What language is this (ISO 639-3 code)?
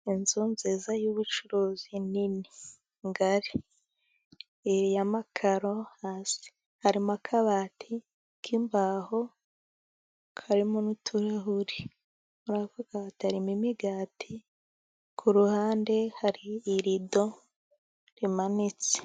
kin